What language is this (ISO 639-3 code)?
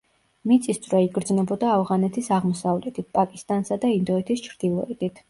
kat